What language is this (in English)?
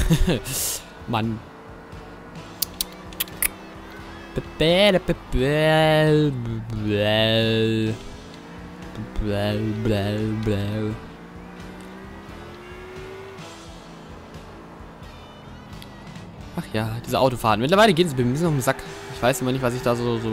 German